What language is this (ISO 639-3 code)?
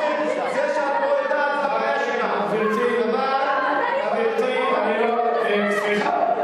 heb